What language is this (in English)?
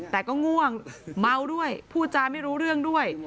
Thai